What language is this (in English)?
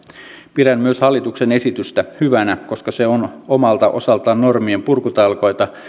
Finnish